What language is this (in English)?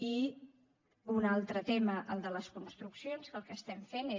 Catalan